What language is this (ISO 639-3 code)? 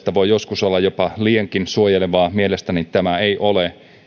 fin